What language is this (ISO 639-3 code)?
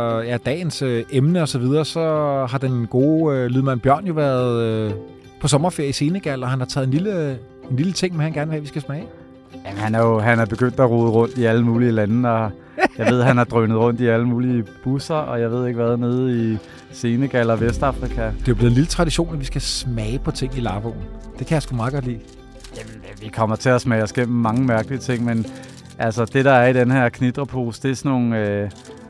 dan